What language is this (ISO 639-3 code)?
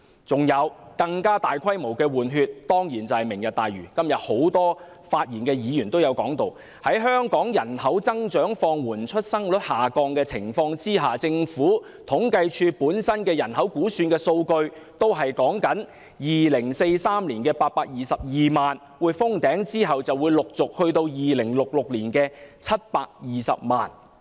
yue